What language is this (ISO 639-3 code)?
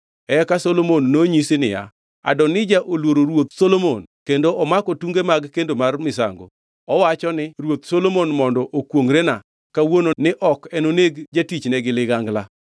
luo